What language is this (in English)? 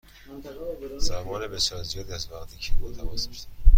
Persian